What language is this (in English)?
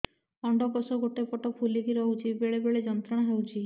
Odia